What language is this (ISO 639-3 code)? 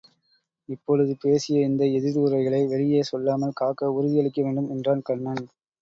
tam